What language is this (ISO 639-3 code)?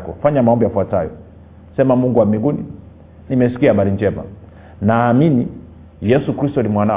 swa